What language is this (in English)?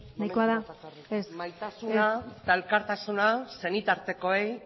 Basque